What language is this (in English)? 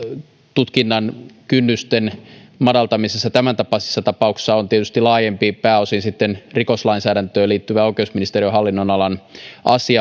Finnish